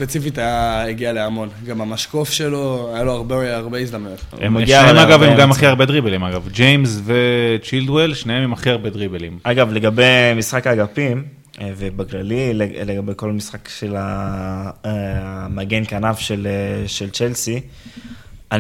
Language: Hebrew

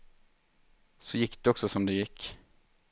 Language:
Swedish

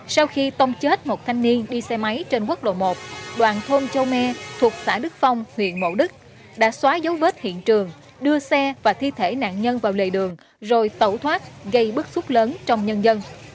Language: Vietnamese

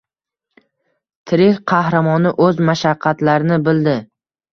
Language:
Uzbek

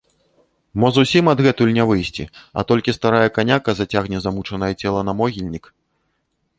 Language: Belarusian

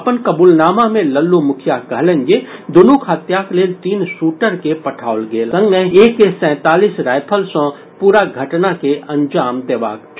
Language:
Maithili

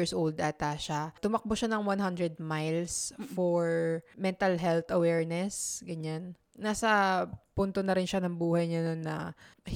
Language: Filipino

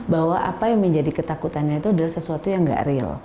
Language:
Indonesian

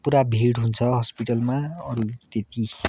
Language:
Nepali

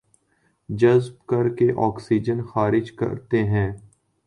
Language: Urdu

